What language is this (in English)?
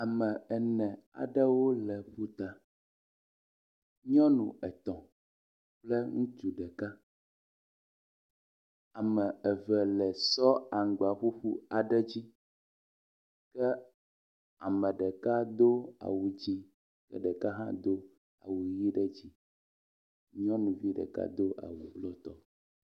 Ewe